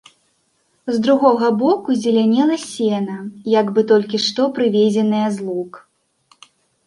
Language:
Belarusian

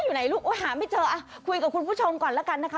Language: Thai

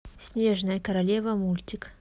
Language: Russian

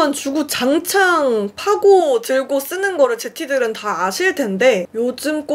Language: Korean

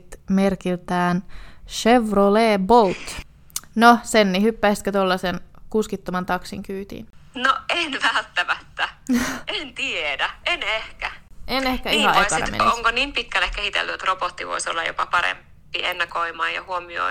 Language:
Finnish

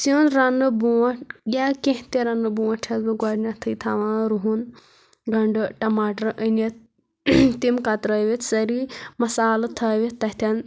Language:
Kashmiri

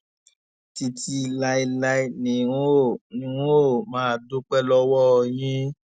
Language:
Yoruba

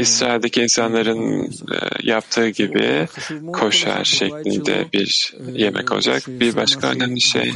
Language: Turkish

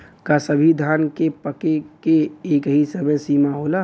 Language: Bhojpuri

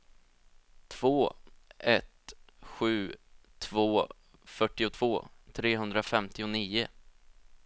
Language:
Swedish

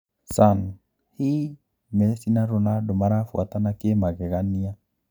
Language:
Kikuyu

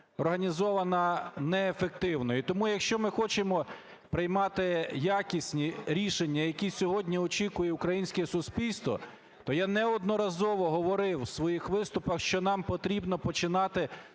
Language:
Ukrainian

